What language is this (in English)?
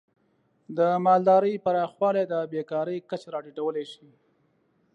Pashto